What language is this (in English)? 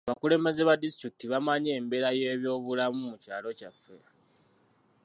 Ganda